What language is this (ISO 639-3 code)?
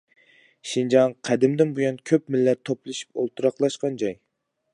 uig